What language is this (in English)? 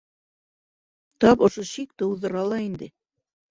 Bashkir